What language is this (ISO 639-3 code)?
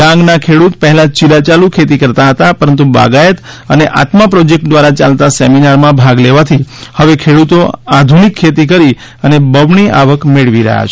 guj